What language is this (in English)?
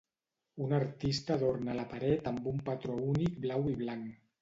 Catalan